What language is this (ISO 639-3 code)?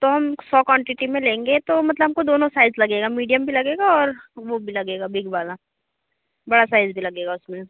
hin